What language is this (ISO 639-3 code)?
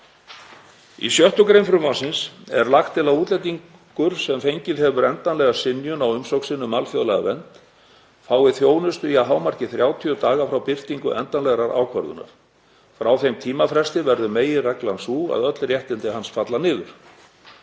isl